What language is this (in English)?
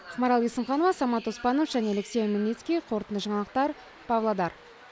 Kazakh